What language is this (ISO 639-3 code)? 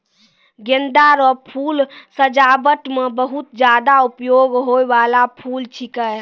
mai